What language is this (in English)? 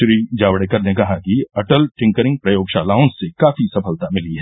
Hindi